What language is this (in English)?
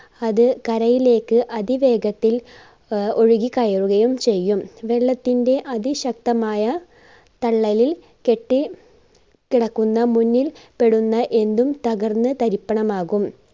Malayalam